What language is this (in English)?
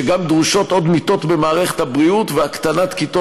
Hebrew